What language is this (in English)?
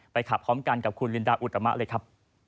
Thai